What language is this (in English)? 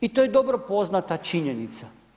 Croatian